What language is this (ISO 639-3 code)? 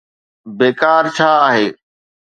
snd